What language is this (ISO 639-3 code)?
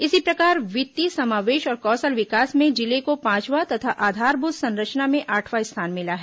hin